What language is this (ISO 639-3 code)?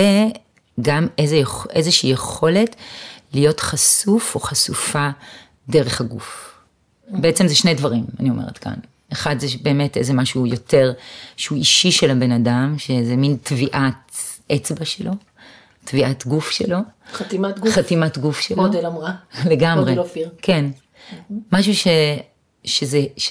heb